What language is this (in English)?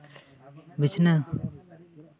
Santali